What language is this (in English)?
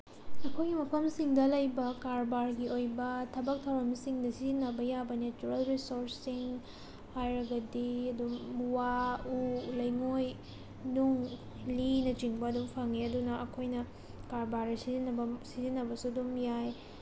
Manipuri